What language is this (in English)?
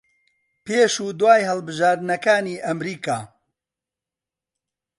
Central Kurdish